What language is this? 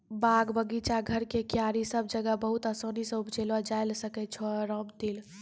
Maithili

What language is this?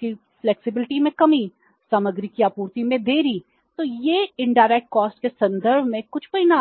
Hindi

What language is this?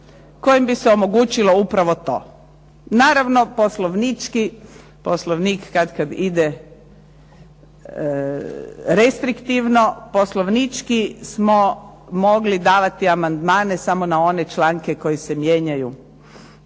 Croatian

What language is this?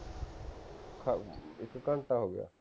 Punjabi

